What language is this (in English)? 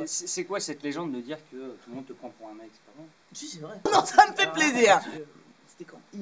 French